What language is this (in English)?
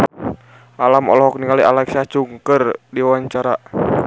Sundanese